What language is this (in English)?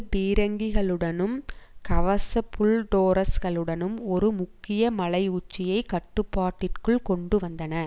Tamil